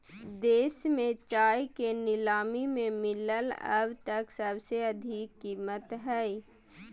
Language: Magahi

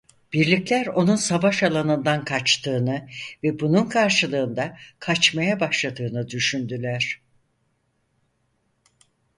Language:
Turkish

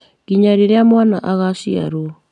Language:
Kikuyu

